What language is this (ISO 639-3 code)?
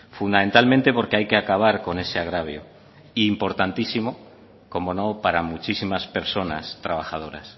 spa